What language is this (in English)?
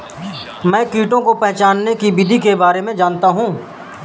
Hindi